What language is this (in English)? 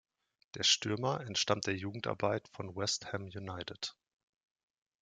German